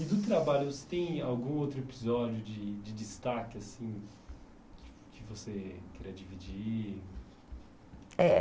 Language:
Portuguese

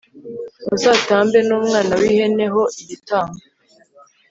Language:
Kinyarwanda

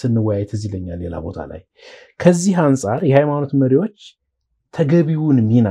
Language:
Arabic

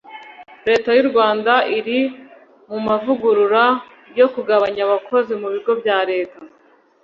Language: Kinyarwanda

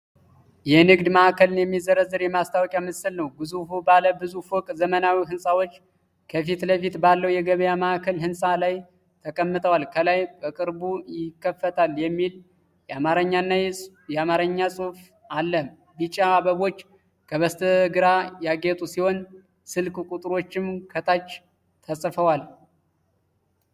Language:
Amharic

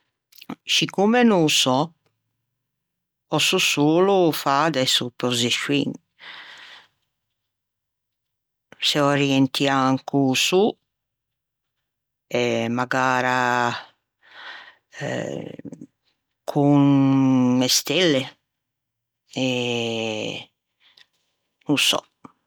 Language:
Ligurian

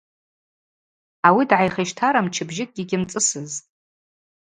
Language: Abaza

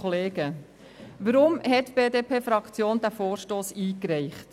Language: Swiss German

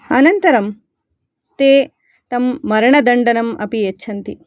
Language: Sanskrit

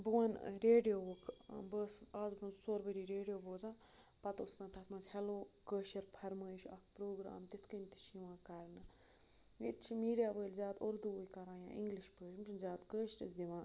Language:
Kashmiri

